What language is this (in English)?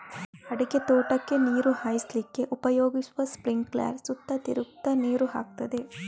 Kannada